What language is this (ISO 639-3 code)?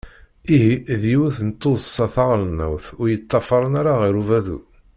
kab